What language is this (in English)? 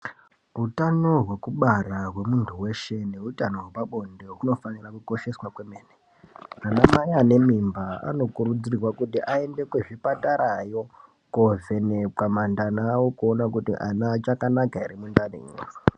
Ndau